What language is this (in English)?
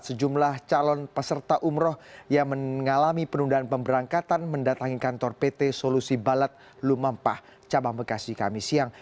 Indonesian